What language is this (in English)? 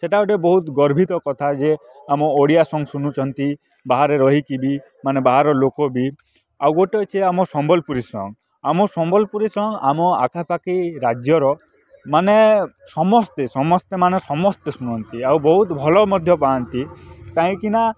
Odia